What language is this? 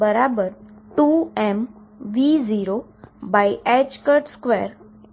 Gujarati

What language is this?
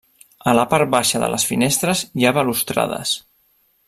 Catalan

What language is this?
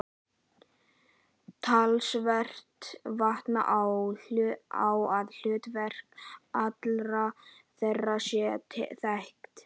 Icelandic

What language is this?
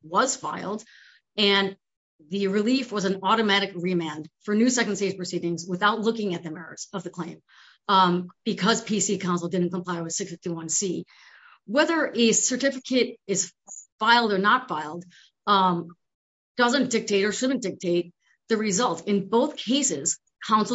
English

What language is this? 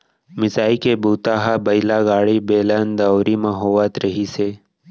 Chhattisgarhi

